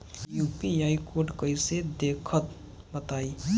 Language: Bhojpuri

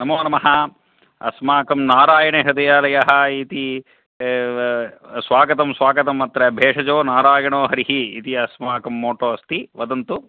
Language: Sanskrit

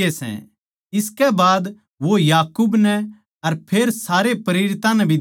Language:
Haryanvi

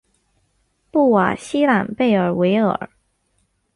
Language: Chinese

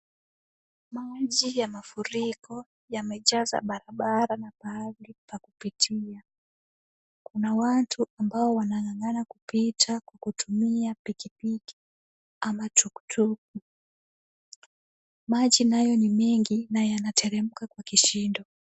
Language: Swahili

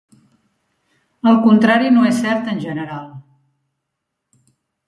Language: Catalan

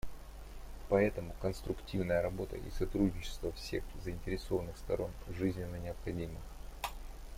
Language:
Russian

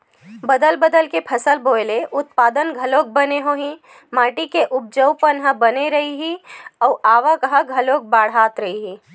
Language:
Chhattisgarhi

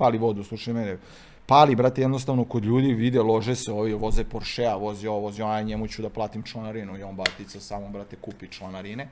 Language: Croatian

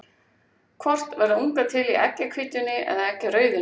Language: Icelandic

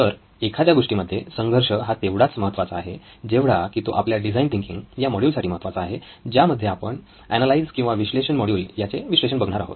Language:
Marathi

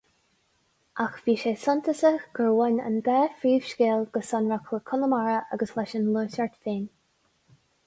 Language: Irish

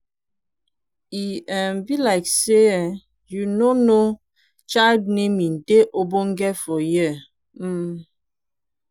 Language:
Nigerian Pidgin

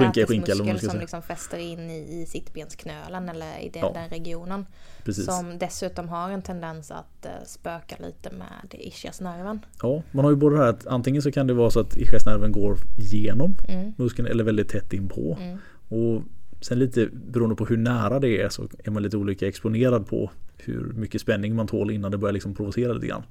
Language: Swedish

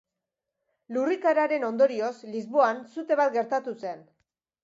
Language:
Basque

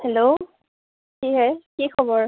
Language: Assamese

